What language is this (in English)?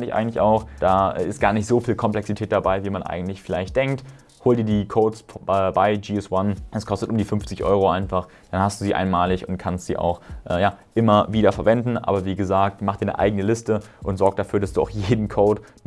German